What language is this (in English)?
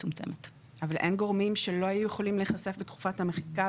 Hebrew